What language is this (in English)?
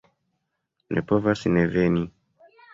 Esperanto